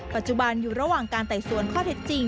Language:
Thai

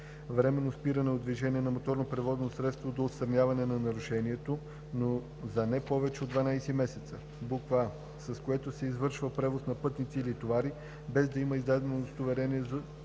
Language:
Bulgarian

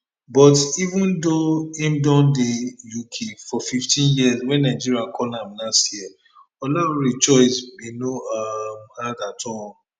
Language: Nigerian Pidgin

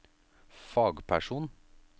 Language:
Norwegian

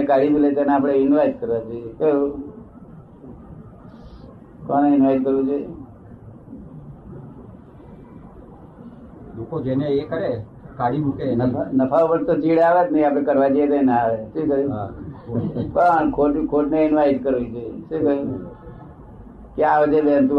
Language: Gujarati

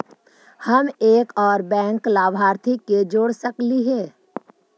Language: Magahi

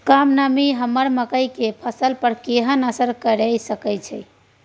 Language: Maithili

